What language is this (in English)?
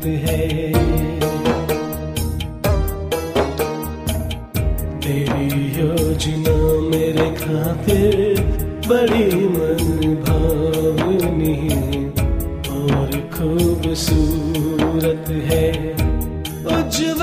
Hindi